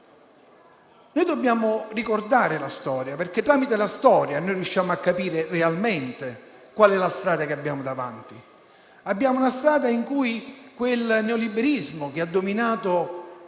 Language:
Italian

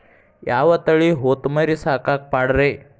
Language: Kannada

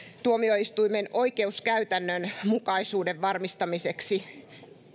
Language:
Finnish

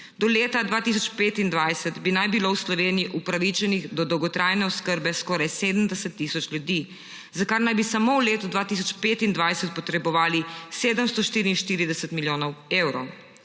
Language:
Slovenian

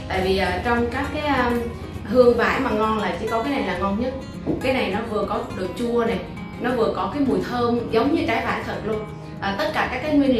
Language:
Vietnamese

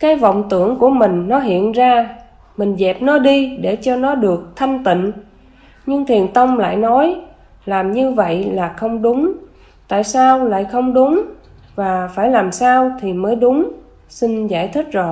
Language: Vietnamese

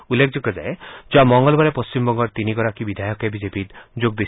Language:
Assamese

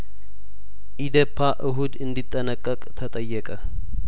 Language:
Amharic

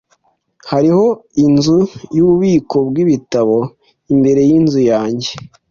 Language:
Kinyarwanda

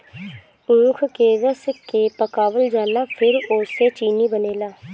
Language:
Bhojpuri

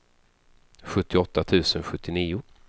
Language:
Swedish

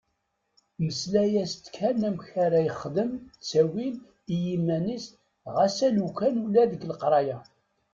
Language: Kabyle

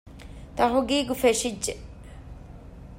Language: Divehi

